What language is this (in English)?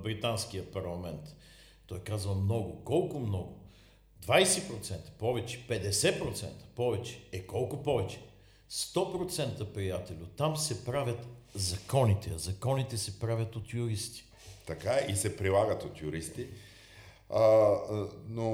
Bulgarian